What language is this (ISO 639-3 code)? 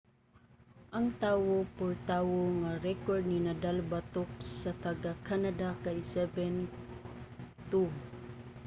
ceb